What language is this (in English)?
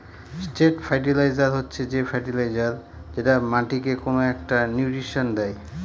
Bangla